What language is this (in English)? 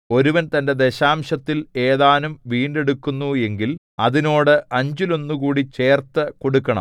Malayalam